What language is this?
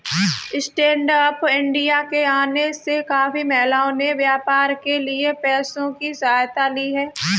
Hindi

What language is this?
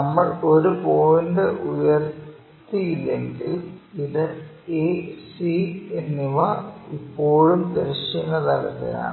Malayalam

